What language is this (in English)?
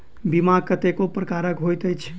Maithili